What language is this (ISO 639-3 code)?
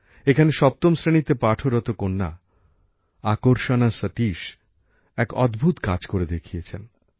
ben